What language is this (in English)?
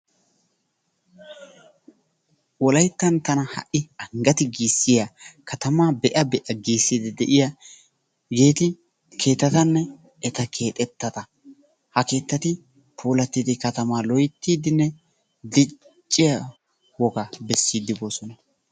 Wolaytta